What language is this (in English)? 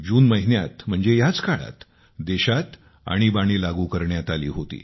Marathi